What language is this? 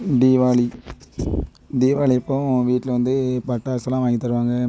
Tamil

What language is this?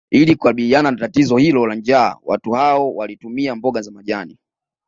Swahili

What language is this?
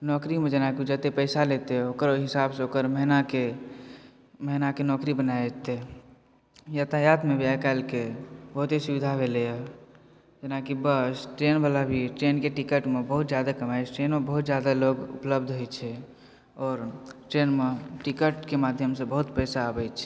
Maithili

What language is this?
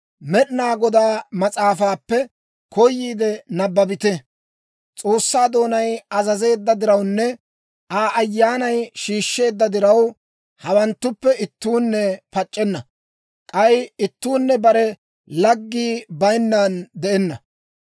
Dawro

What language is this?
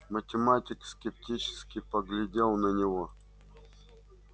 Russian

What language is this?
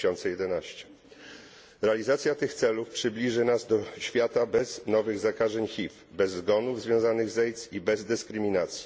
Polish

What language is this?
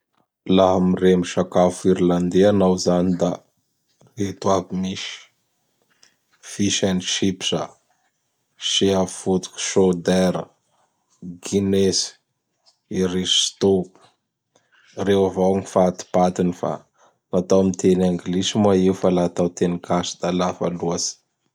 Bara Malagasy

